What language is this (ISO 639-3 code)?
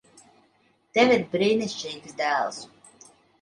lav